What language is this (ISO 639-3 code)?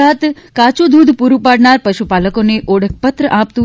guj